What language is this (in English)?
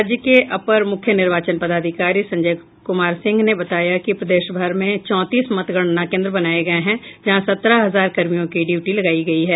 Hindi